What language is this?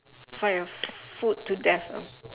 English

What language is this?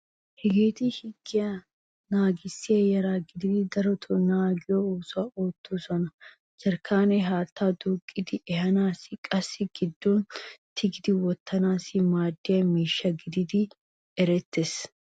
Wolaytta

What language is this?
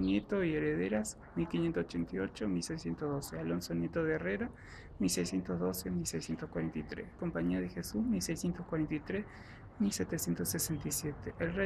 Spanish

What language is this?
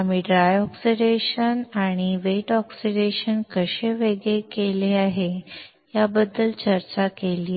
Marathi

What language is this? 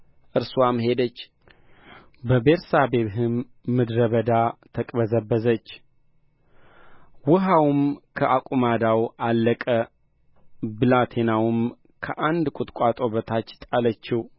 Amharic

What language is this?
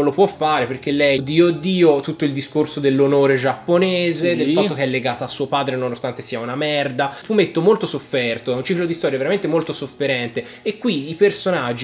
Italian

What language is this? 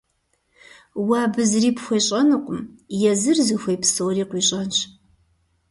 Kabardian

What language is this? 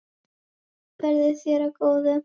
Icelandic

